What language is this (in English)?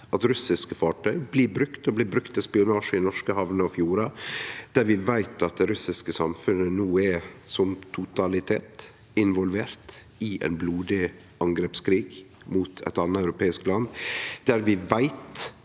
Norwegian